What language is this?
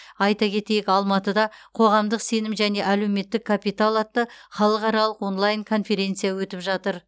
Kazakh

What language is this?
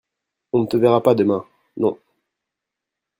French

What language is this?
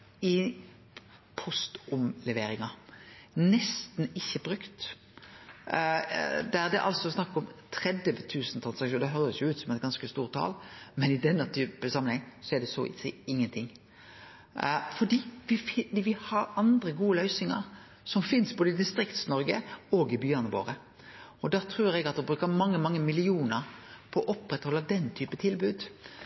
Norwegian Nynorsk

